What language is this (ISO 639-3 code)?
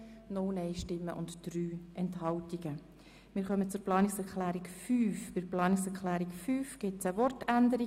gsw